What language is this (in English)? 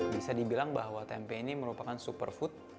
Indonesian